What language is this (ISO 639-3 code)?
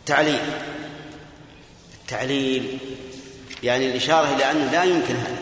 ara